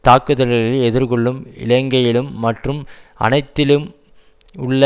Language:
Tamil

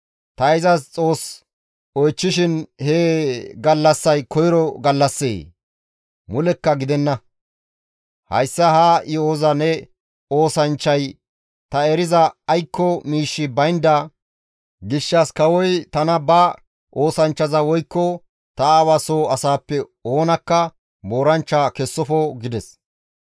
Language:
Gamo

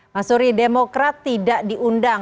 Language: Indonesian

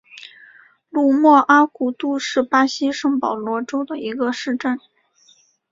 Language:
Chinese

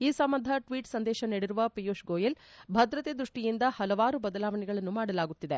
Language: Kannada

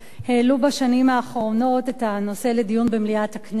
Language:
Hebrew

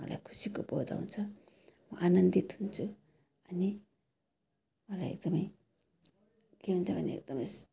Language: Nepali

